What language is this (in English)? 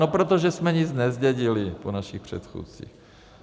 Czech